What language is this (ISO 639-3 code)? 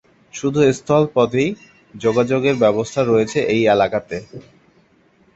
ben